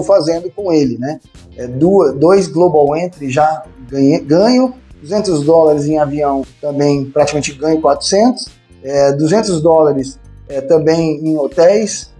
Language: Portuguese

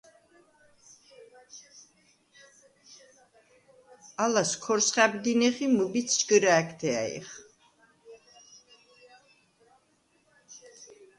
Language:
Svan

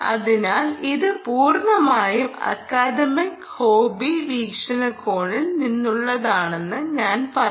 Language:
Malayalam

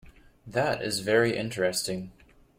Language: English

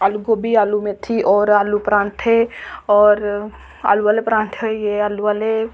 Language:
Dogri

